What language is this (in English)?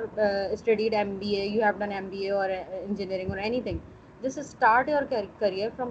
Urdu